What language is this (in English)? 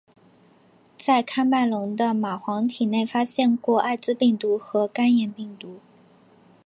Chinese